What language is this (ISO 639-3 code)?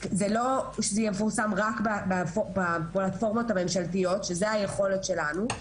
heb